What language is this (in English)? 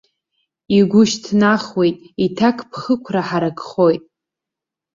Abkhazian